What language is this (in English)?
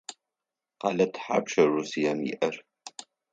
Adyghe